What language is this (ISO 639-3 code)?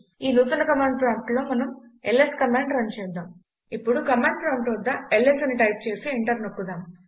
tel